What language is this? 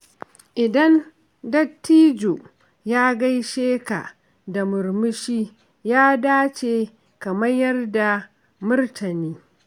Hausa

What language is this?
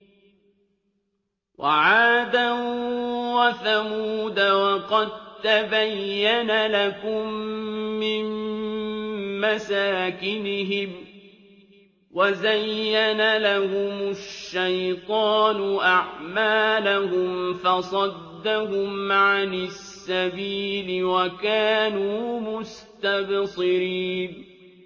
Arabic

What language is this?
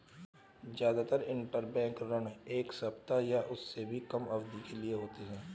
Hindi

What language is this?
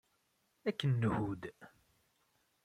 Kabyle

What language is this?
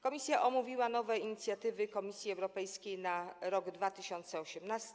Polish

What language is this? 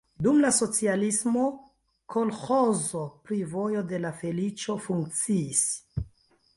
Esperanto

